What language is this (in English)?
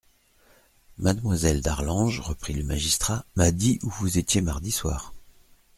French